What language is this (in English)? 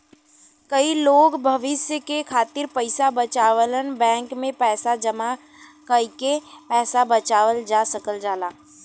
Bhojpuri